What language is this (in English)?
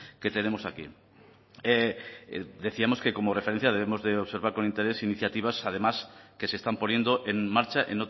Spanish